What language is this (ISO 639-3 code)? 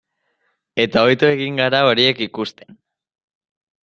eus